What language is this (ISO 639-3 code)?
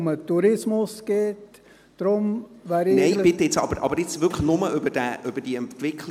gsw